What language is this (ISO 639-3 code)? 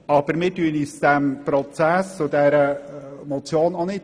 gsw